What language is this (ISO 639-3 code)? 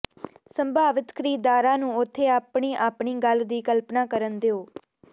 pan